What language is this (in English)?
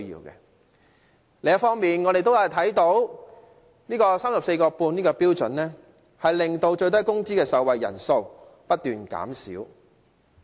Cantonese